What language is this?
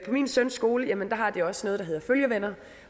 Danish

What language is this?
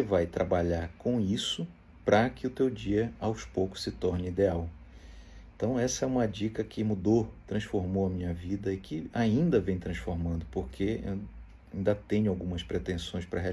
Portuguese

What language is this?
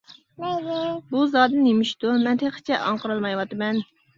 Uyghur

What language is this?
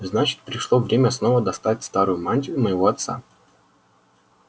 Russian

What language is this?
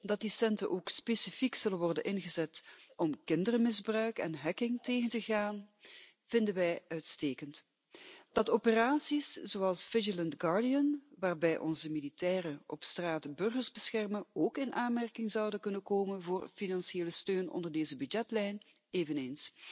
Dutch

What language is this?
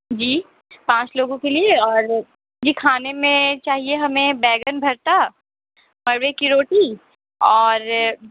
Urdu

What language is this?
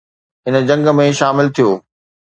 Sindhi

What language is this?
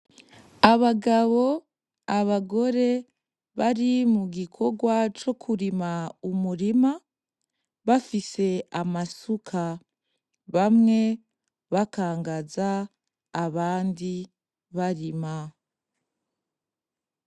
Rundi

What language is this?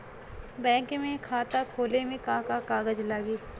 Bhojpuri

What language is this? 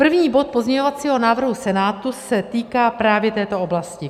Czech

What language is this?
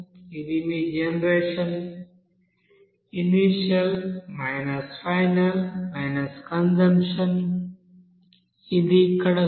Telugu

